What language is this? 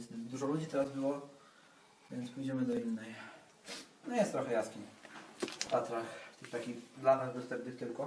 Polish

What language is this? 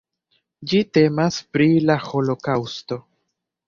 Esperanto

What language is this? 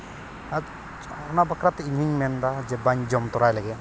Santali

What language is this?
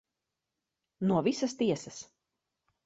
Latvian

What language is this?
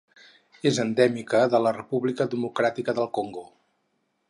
Catalan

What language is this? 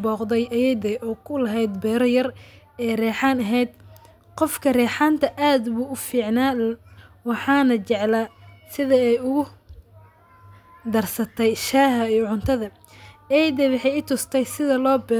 Somali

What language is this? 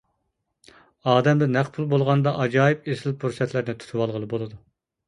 Uyghur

